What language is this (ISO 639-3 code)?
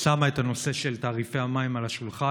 heb